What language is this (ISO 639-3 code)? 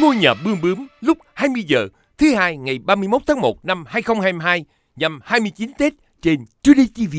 vie